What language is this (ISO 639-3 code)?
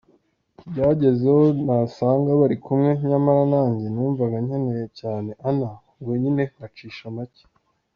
kin